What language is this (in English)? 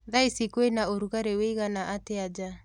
Kikuyu